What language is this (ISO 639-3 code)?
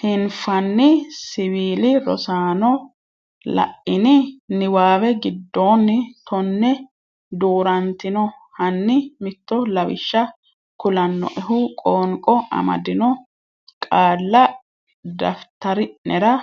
sid